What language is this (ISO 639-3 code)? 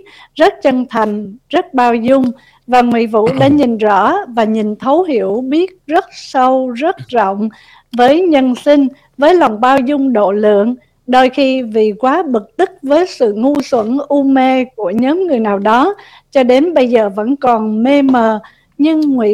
vie